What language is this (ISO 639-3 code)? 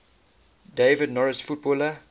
eng